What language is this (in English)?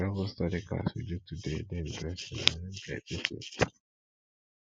Nigerian Pidgin